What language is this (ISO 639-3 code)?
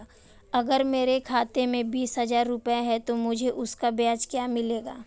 hin